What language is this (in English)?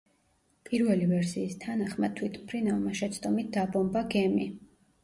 Georgian